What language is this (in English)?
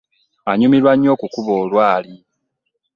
Ganda